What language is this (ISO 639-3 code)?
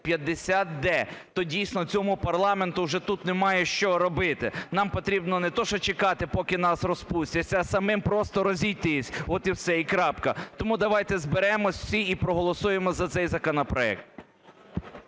ukr